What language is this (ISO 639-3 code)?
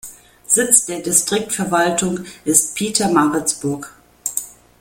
deu